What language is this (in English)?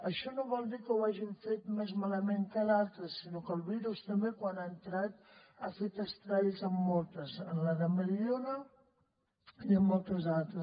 Catalan